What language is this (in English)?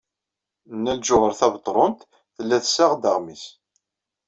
Kabyle